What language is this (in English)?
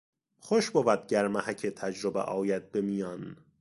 Persian